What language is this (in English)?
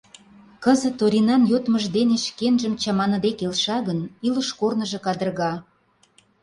Mari